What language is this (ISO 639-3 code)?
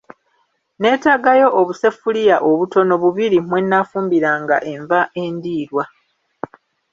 lug